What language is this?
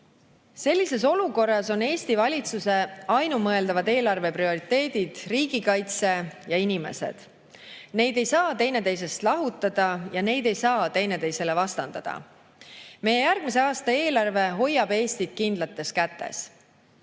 Estonian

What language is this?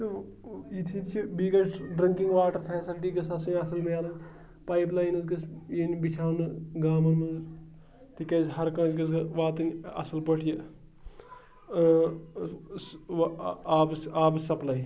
Kashmiri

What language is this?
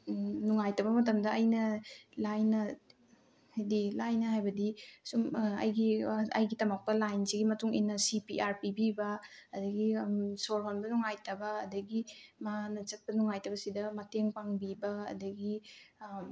Manipuri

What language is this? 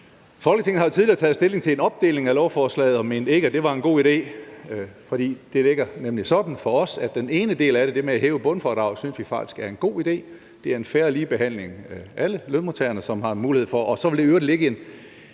Danish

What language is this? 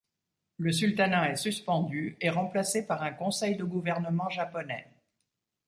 French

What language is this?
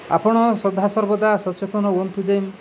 Odia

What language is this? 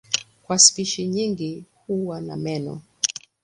Swahili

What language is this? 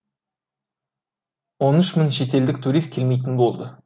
Kazakh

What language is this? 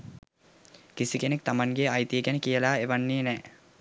Sinhala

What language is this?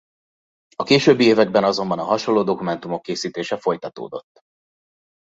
Hungarian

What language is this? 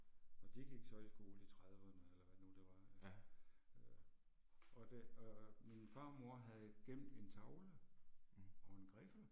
Danish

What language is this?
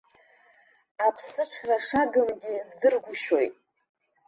Abkhazian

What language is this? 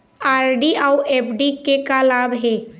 Chhattisgarhi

